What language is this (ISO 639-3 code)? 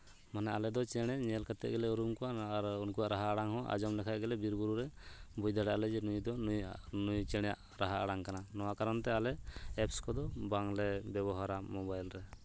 sat